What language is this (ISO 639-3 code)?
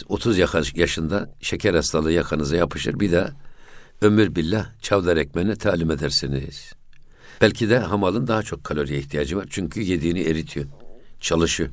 tur